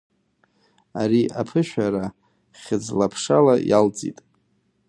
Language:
Abkhazian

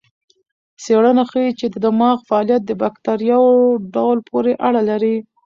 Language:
Pashto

